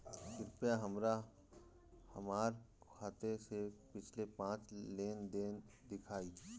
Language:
Bhojpuri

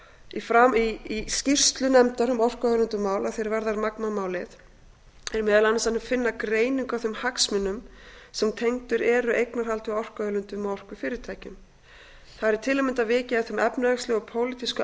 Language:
Icelandic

